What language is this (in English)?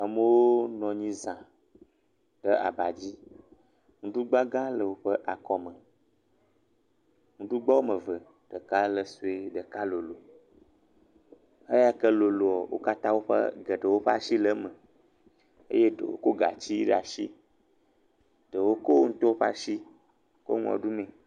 Ewe